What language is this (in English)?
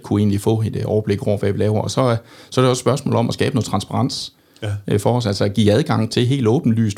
Danish